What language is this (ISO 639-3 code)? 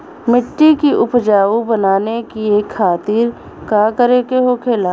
bho